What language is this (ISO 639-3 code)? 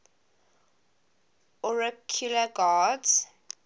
eng